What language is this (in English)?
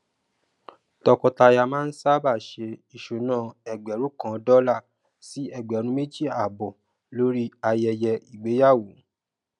Yoruba